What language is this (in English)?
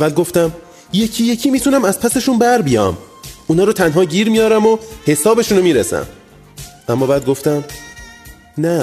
Persian